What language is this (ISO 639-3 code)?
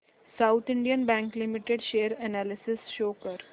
mar